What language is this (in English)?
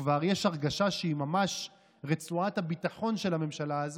Hebrew